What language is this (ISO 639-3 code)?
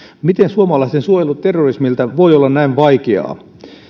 fin